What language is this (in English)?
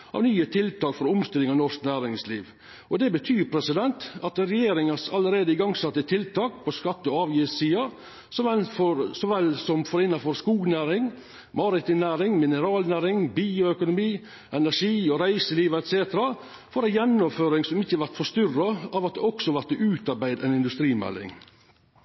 Norwegian Nynorsk